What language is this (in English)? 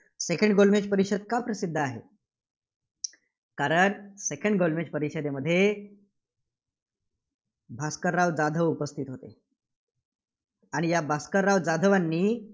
Marathi